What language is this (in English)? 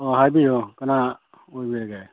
Manipuri